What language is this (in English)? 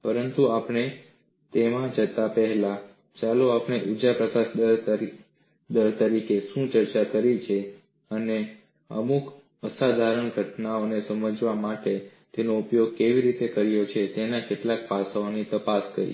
Gujarati